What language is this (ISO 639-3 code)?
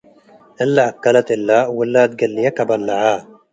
tig